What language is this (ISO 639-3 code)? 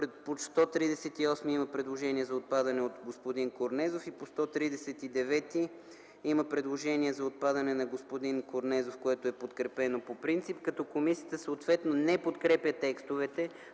bul